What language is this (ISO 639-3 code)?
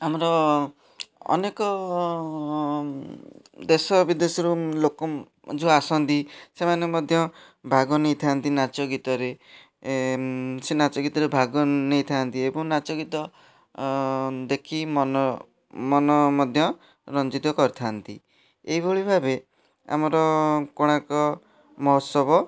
ori